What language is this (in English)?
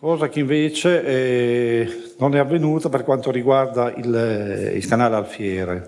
Italian